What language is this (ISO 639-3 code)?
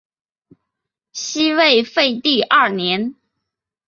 zho